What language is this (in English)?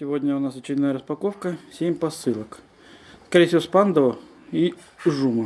Russian